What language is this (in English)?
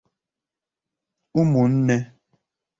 Igbo